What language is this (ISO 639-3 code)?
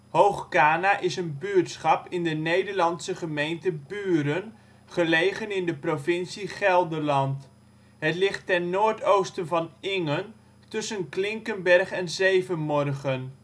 nld